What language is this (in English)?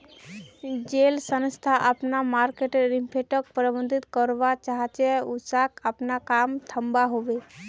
Magahi